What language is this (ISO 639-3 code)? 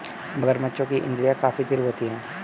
hin